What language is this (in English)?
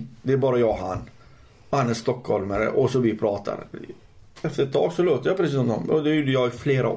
Swedish